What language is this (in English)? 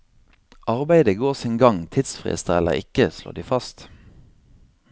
Norwegian